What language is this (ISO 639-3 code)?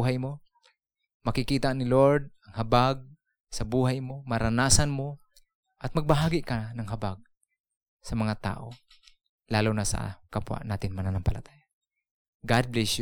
fil